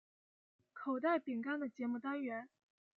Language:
Chinese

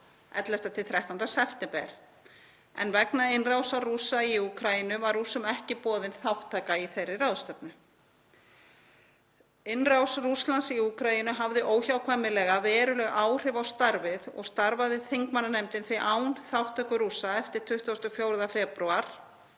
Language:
Icelandic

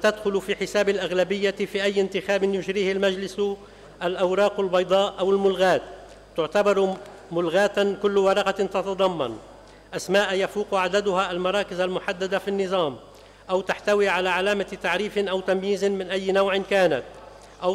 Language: Arabic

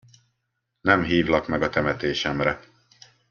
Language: Hungarian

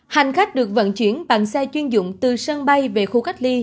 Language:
Vietnamese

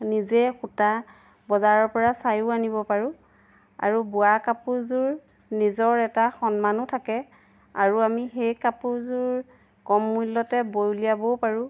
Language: Assamese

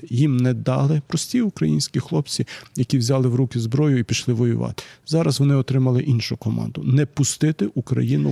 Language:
Ukrainian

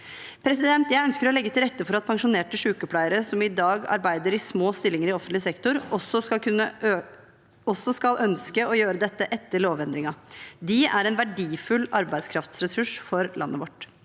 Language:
Norwegian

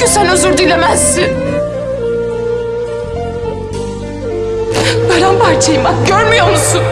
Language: Turkish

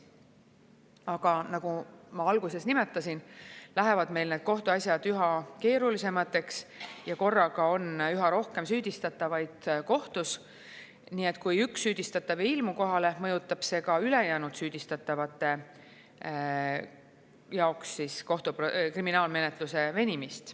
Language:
Estonian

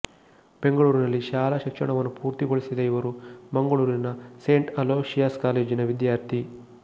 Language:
Kannada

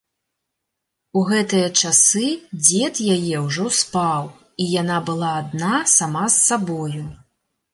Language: Belarusian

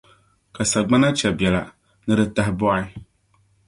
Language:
Dagbani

